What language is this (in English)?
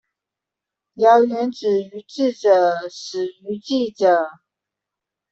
Chinese